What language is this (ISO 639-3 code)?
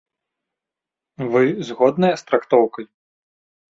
bel